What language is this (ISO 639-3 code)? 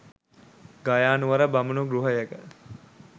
sin